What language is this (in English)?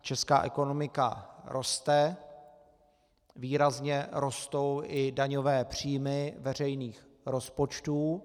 Czech